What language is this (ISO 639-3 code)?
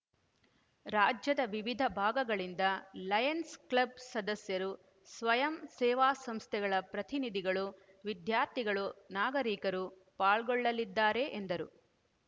kan